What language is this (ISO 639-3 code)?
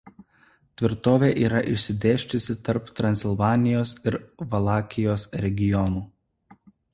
lit